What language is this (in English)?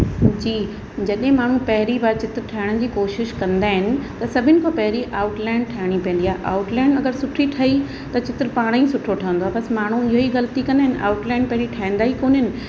Sindhi